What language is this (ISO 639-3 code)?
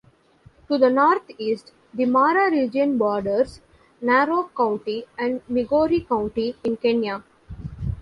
eng